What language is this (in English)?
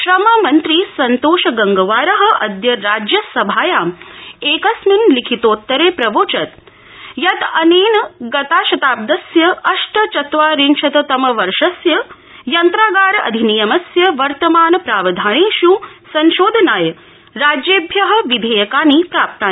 Sanskrit